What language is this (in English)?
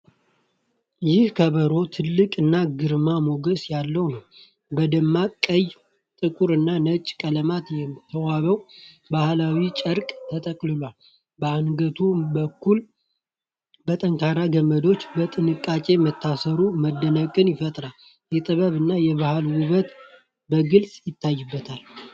Amharic